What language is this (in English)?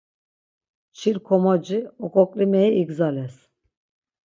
Laz